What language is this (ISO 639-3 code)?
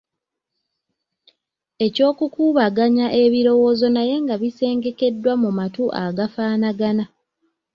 lug